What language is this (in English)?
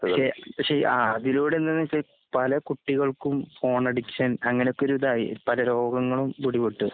Malayalam